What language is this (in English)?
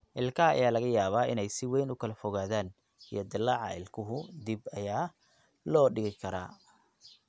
Somali